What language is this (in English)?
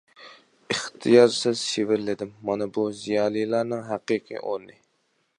Uyghur